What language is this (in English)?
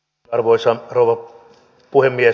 Finnish